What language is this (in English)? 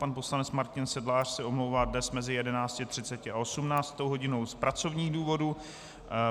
Czech